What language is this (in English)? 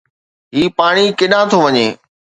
Sindhi